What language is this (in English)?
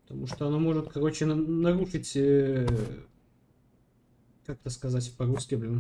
Russian